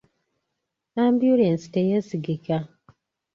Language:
Ganda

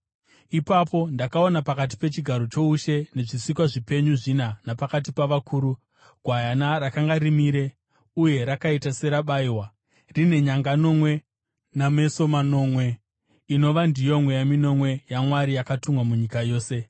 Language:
Shona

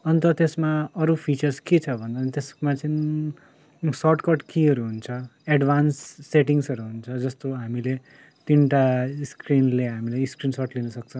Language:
Nepali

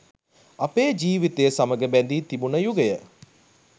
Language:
Sinhala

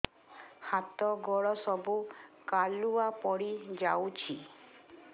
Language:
Odia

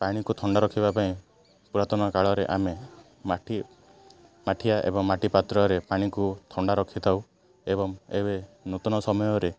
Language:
Odia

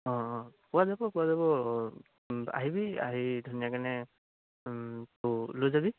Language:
Assamese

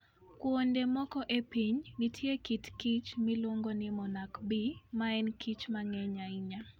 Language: Luo (Kenya and Tanzania)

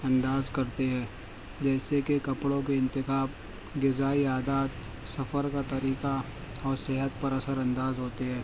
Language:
Urdu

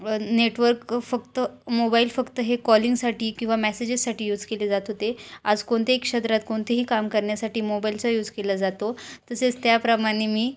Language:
Marathi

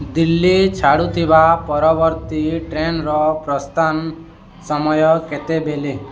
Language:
Odia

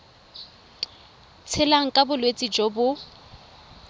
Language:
Tswana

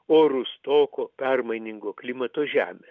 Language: Lithuanian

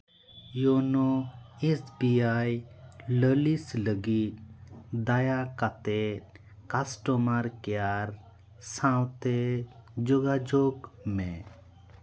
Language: Santali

